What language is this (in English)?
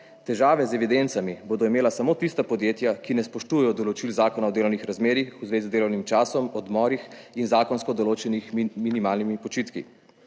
Slovenian